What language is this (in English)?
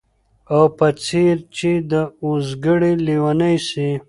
Pashto